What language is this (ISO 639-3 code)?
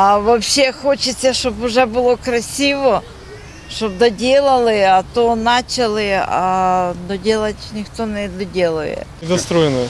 ukr